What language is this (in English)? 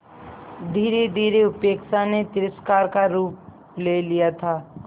Hindi